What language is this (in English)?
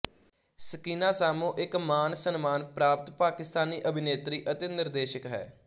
Punjabi